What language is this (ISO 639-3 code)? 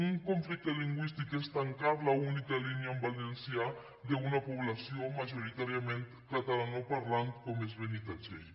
cat